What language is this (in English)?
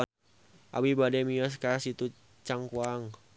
Sundanese